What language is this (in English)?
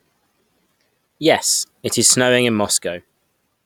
English